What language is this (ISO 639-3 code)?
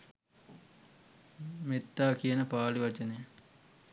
sin